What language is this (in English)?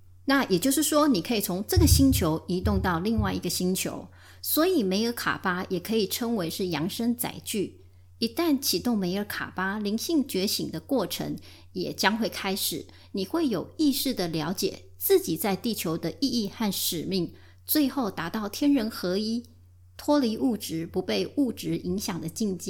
Chinese